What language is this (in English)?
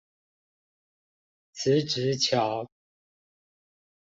Chinese